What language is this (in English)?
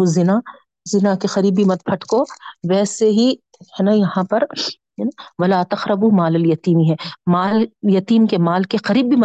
Urdu